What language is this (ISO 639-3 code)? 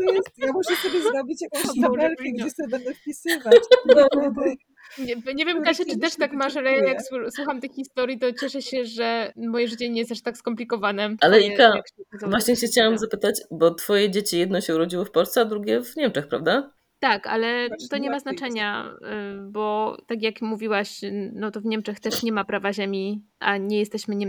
pol